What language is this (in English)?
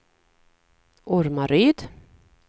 Swedish